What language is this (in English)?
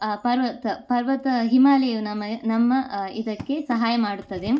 Kannada